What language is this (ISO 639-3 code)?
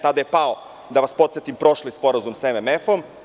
srp